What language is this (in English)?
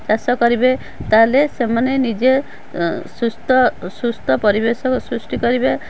Odia